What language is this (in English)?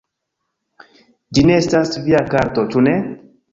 Esperanto